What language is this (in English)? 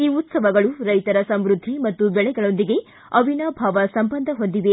Kannada